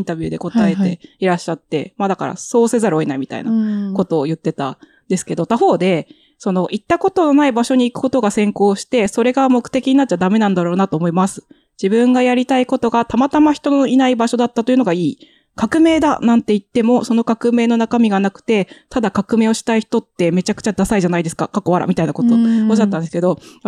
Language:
Japanese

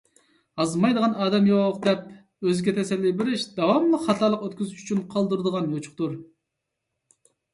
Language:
Uyghur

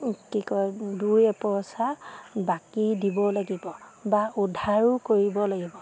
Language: Assamese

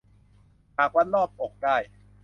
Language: Thai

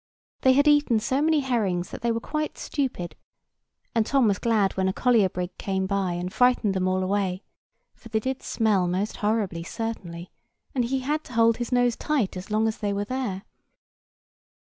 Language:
English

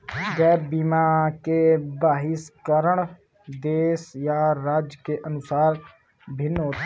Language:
Hindi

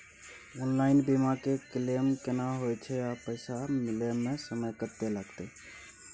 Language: Maithili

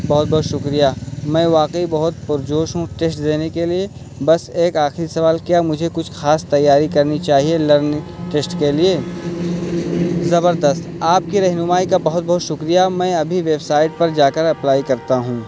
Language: Urdu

